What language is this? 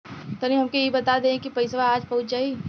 Bhojpuri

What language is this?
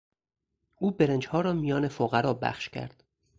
Persian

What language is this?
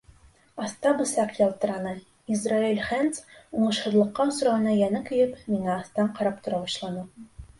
Bashkir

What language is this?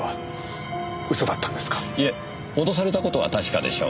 Japanese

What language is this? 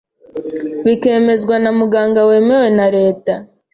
Kinyarwanda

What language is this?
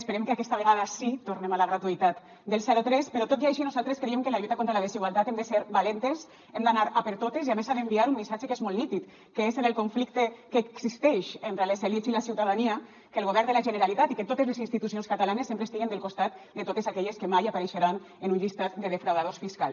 Catalan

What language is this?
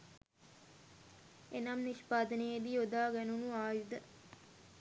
Sinhala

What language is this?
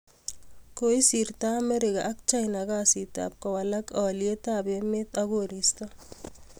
Kalenjin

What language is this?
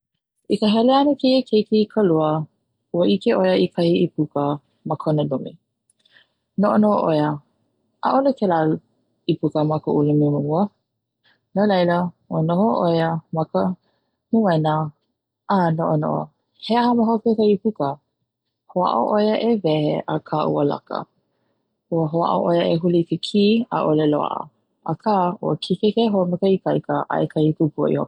Hawaiian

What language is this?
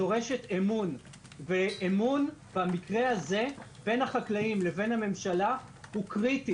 Hebrew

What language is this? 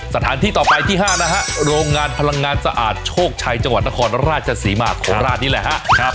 Thai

